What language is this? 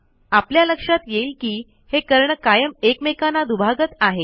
Marathi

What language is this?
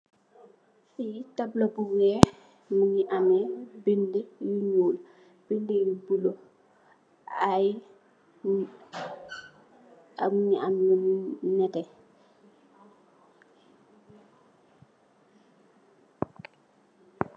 Wolof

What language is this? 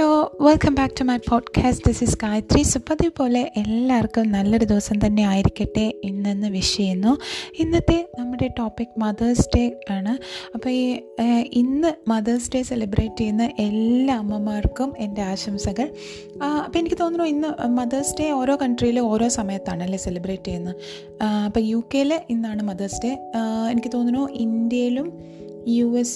Malayalam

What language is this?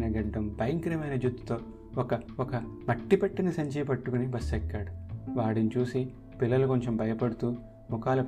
Telugu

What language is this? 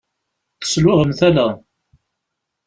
Kabyle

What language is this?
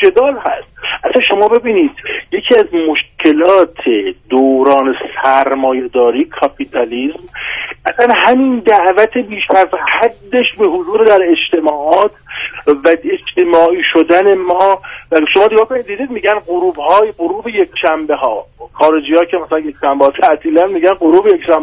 Persian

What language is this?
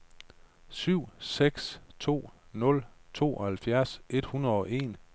Danish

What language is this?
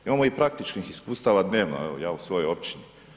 Croatian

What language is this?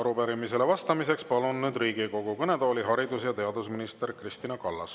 Estonian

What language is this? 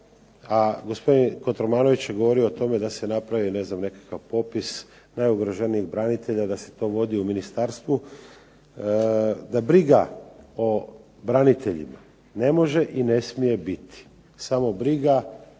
Croatian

